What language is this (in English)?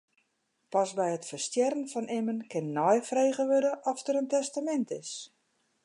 Western Frisian